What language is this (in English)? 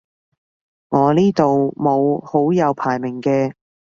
Cantonese